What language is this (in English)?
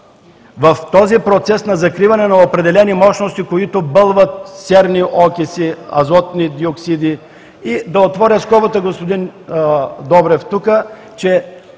Bulgarian